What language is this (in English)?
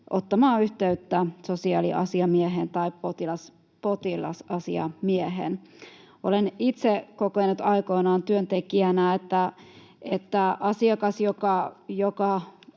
Finnish